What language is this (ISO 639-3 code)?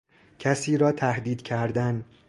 fas